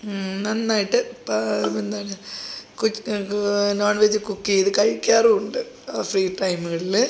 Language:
Malayalam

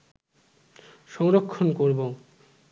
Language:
Bangla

